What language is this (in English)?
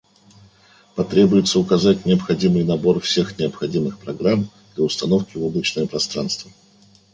Russian